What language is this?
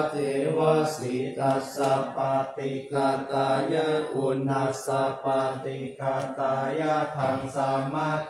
Thai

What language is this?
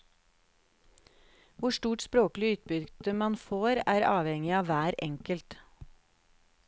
Norwegian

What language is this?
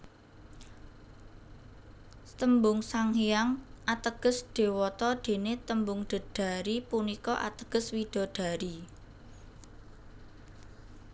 Javanese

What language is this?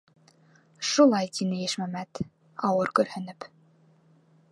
Bashkir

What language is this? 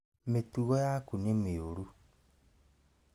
Kikuyu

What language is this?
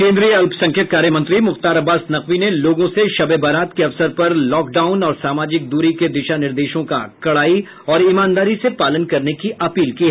Hindi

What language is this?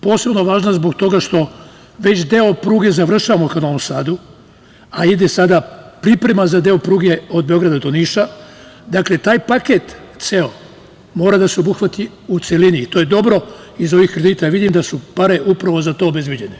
Serbian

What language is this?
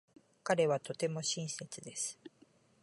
Japanese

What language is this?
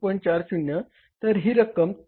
Marathi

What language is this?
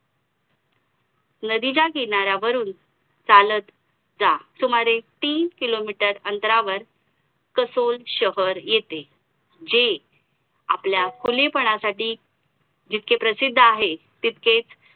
Marathi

